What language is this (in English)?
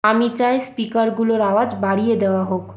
Bangla